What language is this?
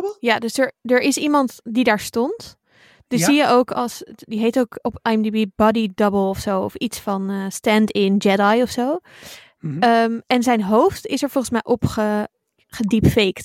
Dutch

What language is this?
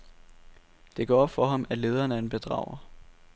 Danish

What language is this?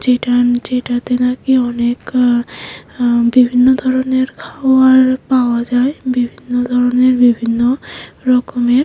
Bangla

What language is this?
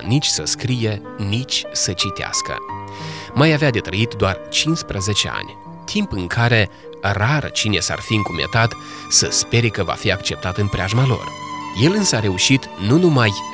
Romanian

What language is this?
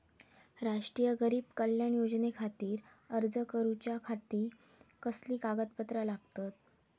Marathi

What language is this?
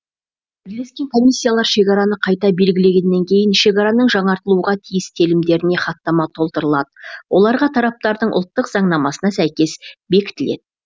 Kazakh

